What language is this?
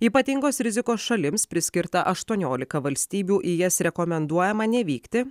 Lithuanian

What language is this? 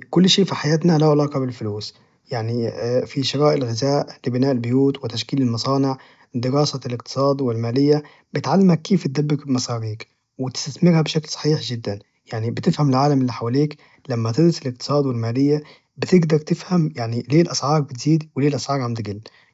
Najdi Arabic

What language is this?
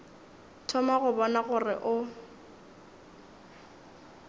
Northern Sotho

